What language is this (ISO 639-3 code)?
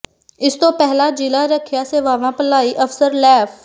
pan